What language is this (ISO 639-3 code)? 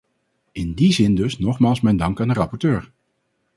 nld